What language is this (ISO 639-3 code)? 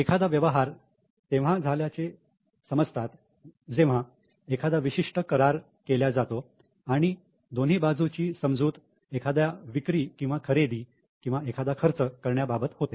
mar